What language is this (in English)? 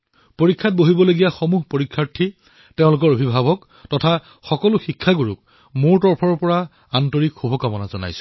Assamese